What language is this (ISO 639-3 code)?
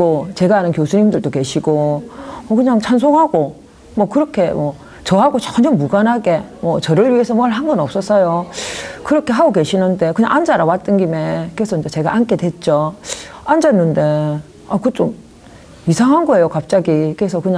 kor